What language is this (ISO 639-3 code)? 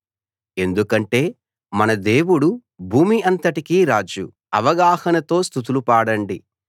tel